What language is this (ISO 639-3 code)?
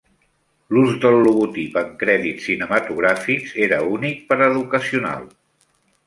cat